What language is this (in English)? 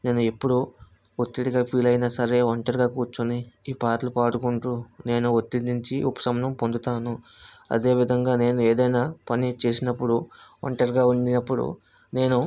Telugu